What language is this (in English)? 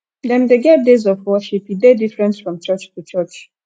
Nigerian Pidgin